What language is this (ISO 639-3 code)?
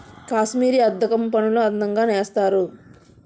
tel